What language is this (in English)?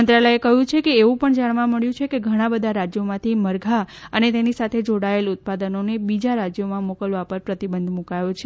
Gujarati